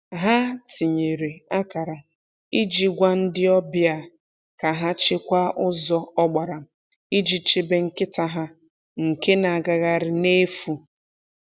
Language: Igbo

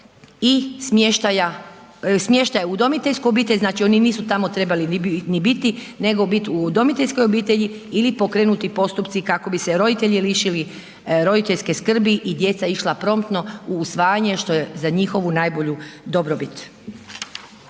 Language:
Croatian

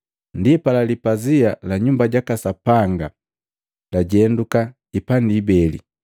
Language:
Matengo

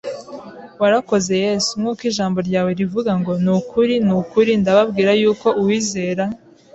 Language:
Kinyarwanda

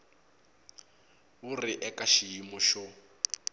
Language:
Tsonga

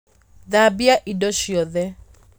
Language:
Kikuyu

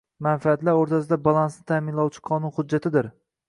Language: Uzbek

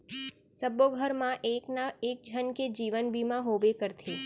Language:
Chhattisgarhi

